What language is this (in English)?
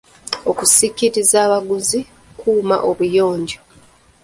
Ganda